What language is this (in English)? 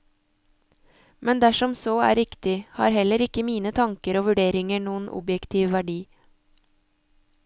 Norwegian